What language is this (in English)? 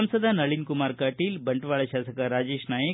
Kannada